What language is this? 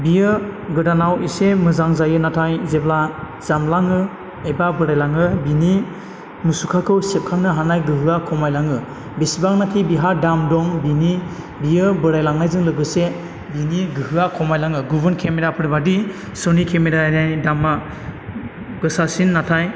Bodo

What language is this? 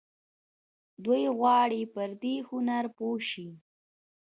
Pashto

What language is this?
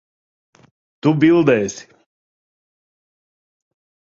Latvian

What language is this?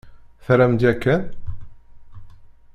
Kabyle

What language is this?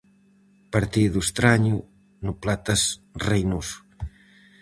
Galician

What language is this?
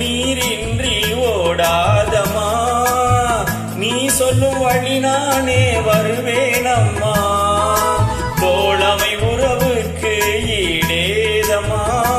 Tamil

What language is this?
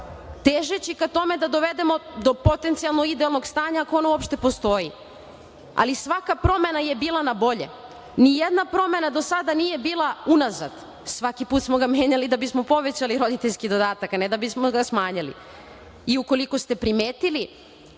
Serbian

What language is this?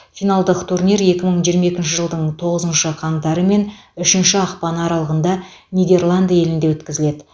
Kazakh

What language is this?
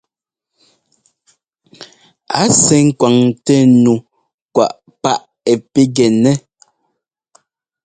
Ngomba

